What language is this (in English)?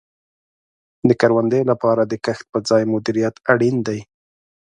Pashto